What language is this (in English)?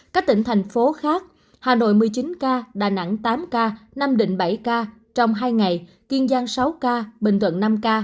Vietnamese